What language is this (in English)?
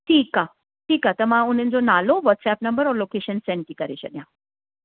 Sindhi